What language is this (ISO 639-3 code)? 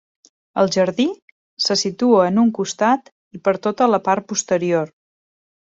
cat